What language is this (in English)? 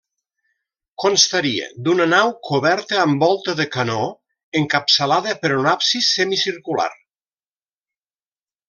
Catalan